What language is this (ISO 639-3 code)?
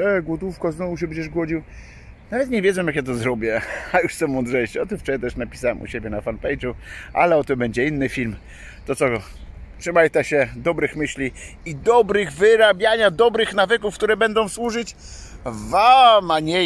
pol